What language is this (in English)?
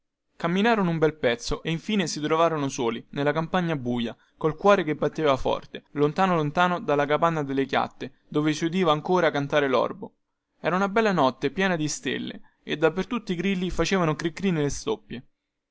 Italian